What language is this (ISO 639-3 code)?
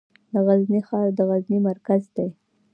pus